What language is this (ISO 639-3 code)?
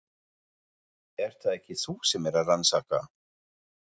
isl